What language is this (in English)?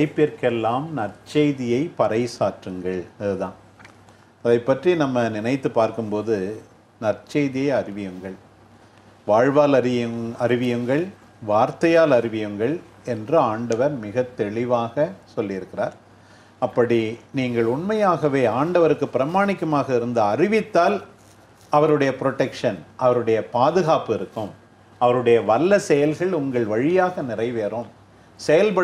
Tamil